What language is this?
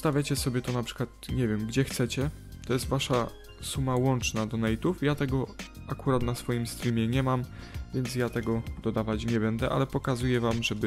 Polish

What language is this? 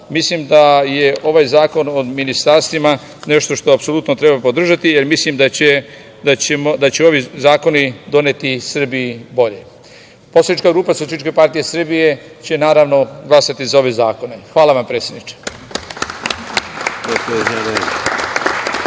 Serbian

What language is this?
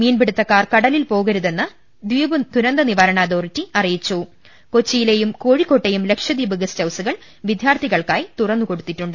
Malayalam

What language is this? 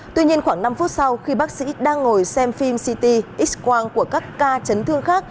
Vietnamese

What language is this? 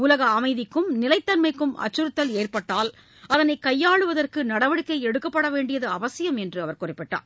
Tamil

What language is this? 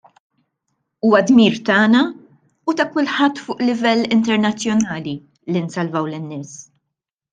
Maltese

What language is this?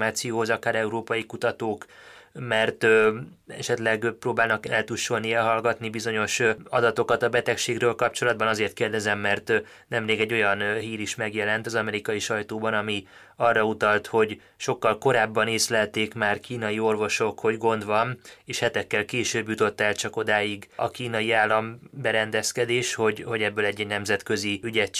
Hungarian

